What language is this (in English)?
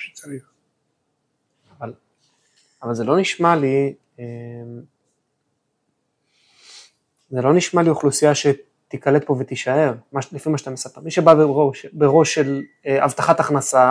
Hebrew